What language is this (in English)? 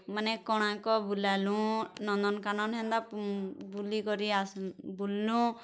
Odia